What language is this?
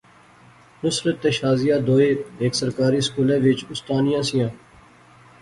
Pahari-Potwari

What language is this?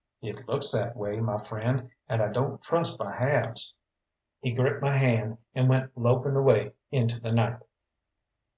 English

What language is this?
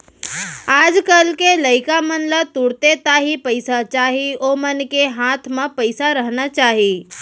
Chhattisgarhi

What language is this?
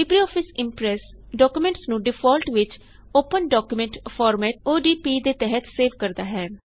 Punjabi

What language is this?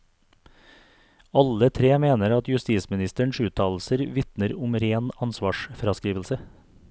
Norwegian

